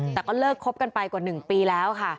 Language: Thai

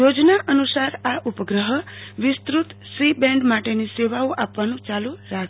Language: Gujarati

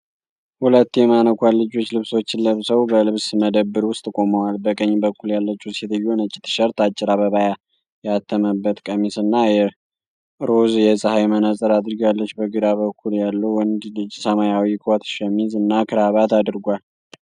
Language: Amharic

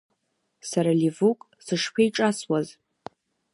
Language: Abkhazian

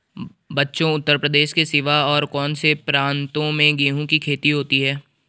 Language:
Hindi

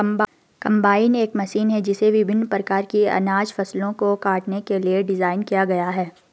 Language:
Hindi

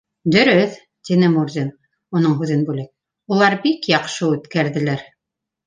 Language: Bashkir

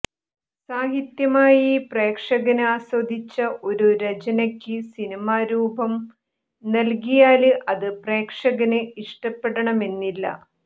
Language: Malayalam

